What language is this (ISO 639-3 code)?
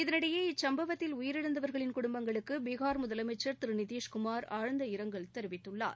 tam